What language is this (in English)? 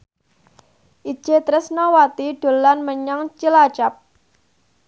Javanese